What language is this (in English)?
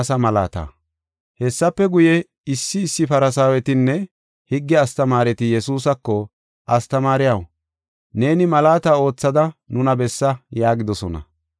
Gofa